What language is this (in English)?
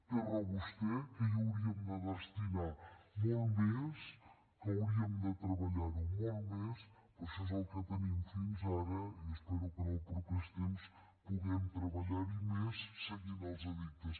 Catalan